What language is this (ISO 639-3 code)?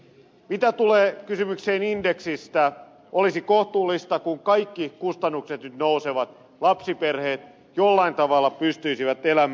fin